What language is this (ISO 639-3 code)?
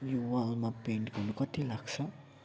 nep